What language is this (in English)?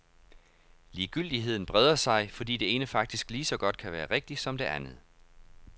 Danish